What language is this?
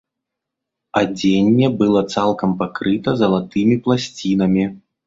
Belarusian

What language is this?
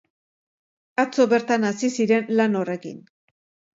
Basque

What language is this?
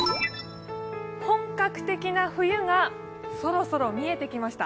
Japanese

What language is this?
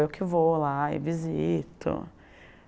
Portuguese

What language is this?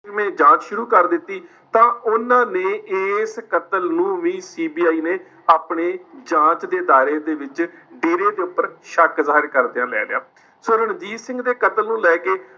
Punjabi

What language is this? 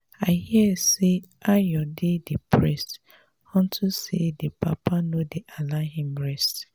Nigerian Pidgin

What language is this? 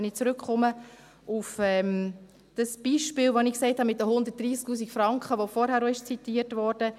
Swiss German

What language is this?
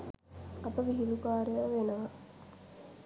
Sinhala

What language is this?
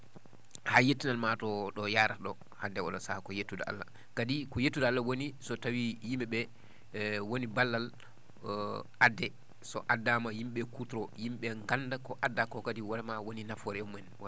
Fula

